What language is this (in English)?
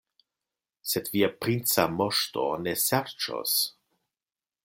Esperanto